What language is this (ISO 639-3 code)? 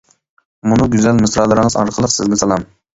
uig